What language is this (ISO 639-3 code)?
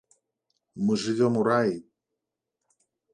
bel